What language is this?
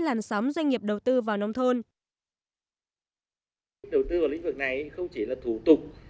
Vietnamese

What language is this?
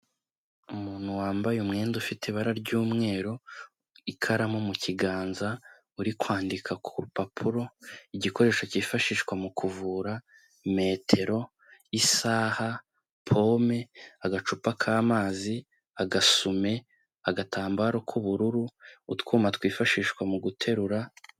Kinyarwanda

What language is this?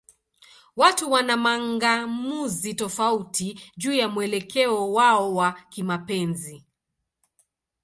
Swahili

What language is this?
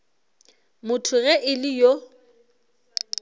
Northern Sotho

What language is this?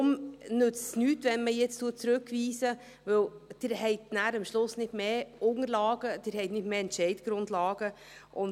Swiss German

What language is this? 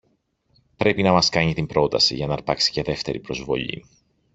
Greek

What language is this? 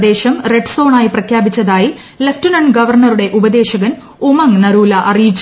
Malayalam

